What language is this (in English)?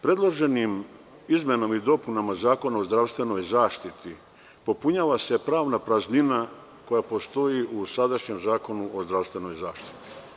Serbian